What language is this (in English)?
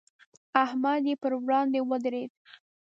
Pashto